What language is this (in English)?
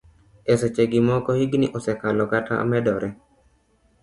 Luo (Kenya and Tanzania)